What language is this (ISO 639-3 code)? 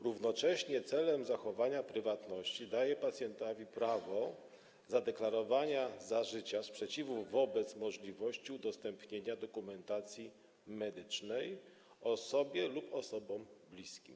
pol